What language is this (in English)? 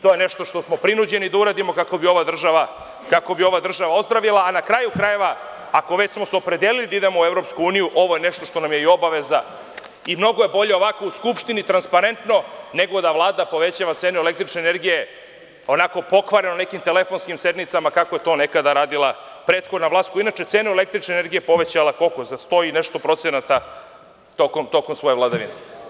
Serbian